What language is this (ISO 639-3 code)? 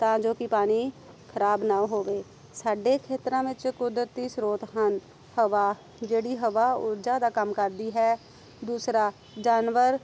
pan